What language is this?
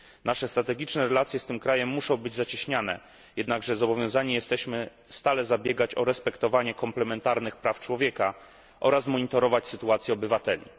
Polish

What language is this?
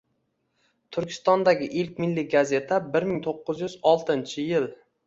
Uzbek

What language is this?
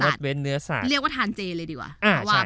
Thai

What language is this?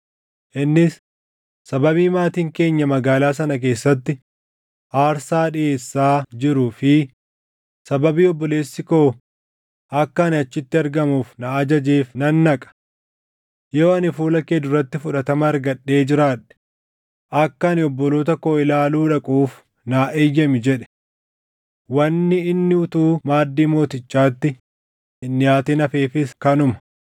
Oromo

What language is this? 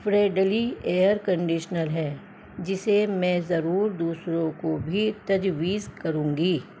Urdu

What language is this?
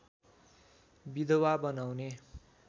Nepali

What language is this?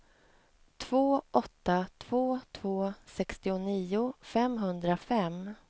Swedish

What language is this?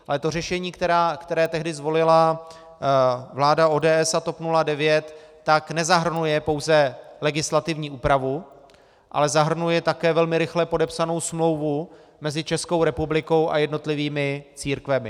Czech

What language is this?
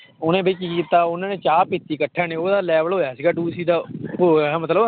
Punjabi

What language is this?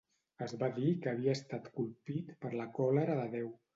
Catalan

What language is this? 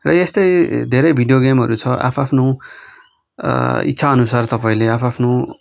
Nepali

